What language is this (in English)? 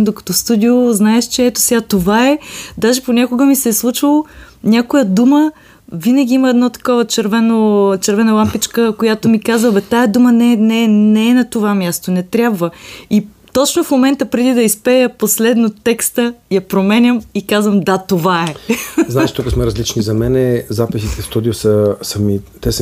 Bulgarian